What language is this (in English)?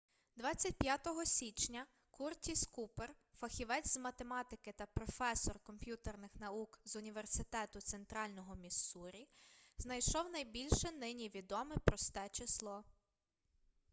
Ukrainian